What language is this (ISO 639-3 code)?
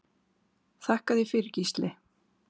isl